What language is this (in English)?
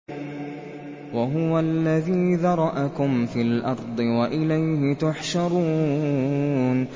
Arabic